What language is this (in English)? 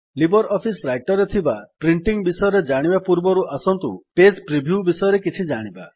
Odia